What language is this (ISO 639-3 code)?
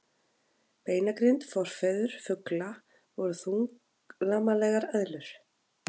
isl